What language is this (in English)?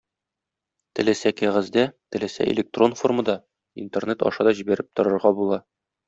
Tatar